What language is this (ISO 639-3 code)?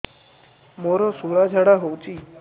ori